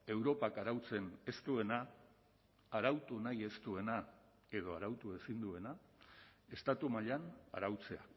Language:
Basque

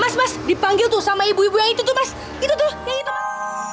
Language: Indonesian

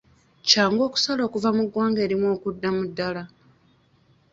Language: Ganda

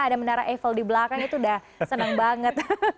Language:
Indonesian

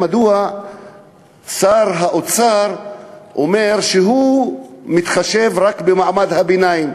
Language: Hebrew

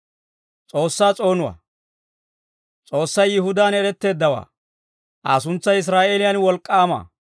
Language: Dawro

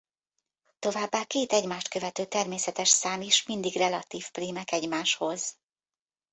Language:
Hungarian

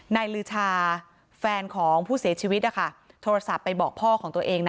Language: Thai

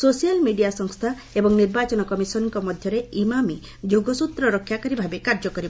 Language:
Odia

